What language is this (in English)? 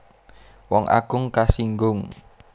Javanese